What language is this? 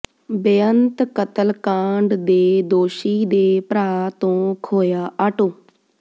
Punjabi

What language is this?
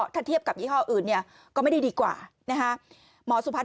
Thai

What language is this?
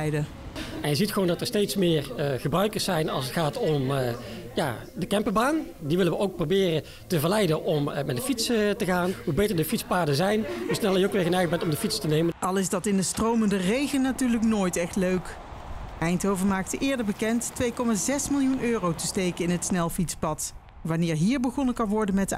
Dutch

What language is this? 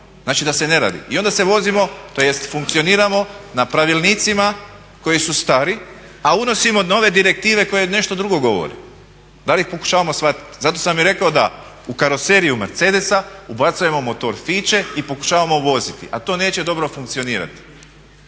Croatian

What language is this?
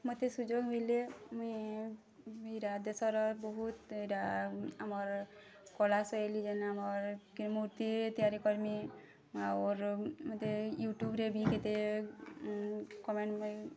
Odia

